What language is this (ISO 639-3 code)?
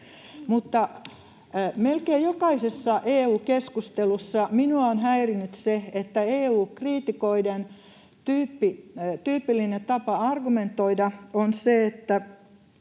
fin